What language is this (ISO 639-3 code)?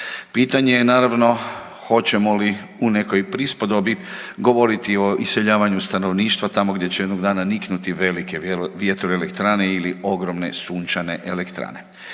hrv